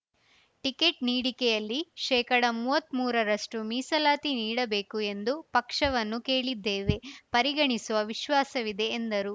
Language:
Kannada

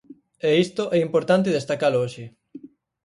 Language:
Galician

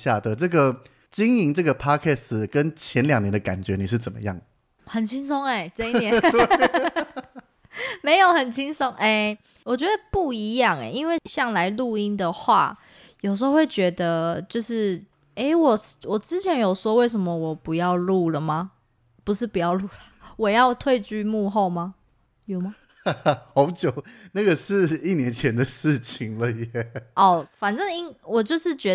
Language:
Chinese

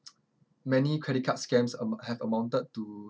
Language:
English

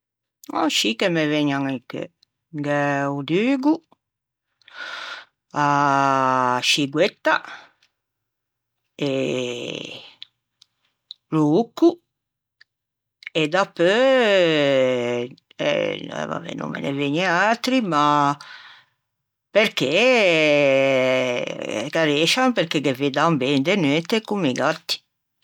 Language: Ligurian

